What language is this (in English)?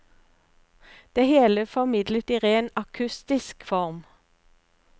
Norwegian